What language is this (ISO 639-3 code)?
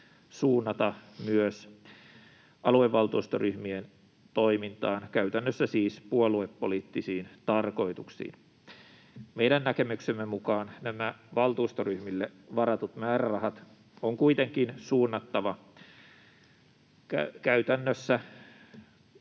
fin